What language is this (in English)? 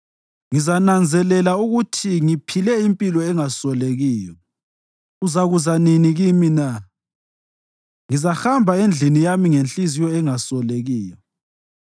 North Ndebele